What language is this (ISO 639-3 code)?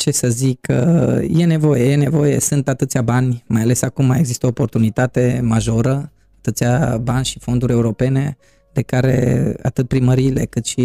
ron